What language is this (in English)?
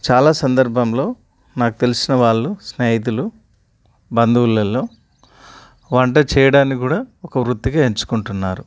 Telugu